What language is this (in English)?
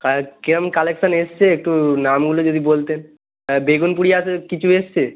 Bangla